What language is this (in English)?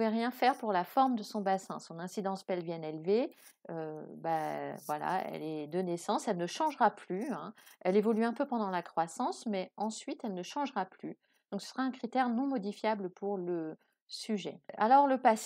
French